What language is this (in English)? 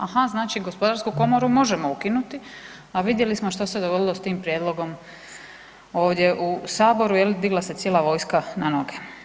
Croatian